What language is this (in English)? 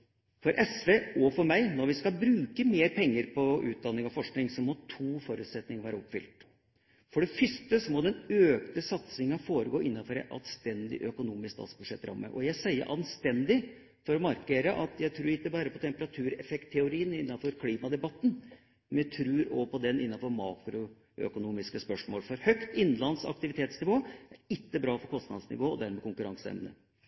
Norwegian Bokmål